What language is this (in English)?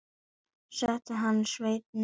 Icelandic